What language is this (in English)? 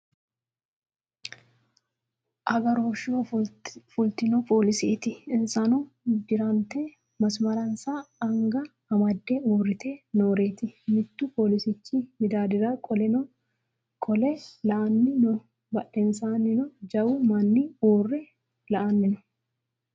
Sidamo